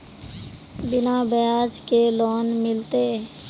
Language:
Magahi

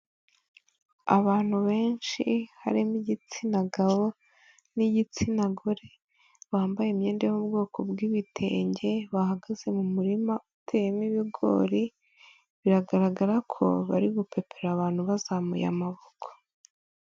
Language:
Kinyarwanda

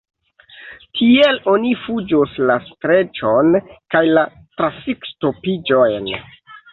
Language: Esperanto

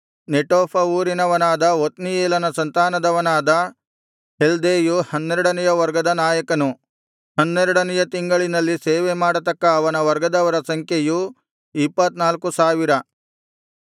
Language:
Kannada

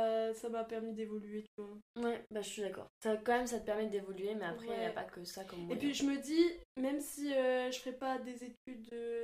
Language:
French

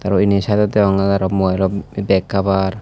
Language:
Chakma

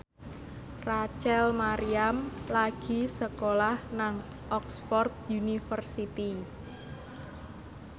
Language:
Javanese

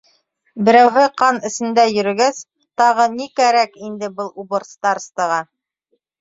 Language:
Bashkir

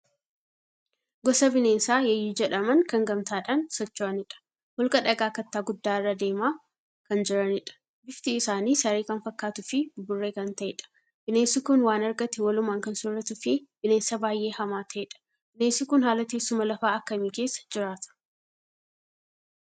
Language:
Oromo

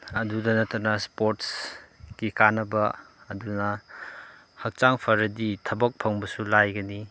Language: Manipuri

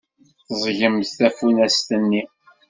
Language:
Kabyle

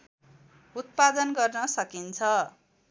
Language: Nepali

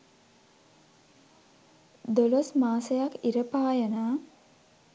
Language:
Sinhala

